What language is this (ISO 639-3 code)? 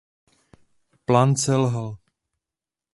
ces